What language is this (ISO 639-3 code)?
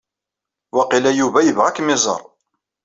kab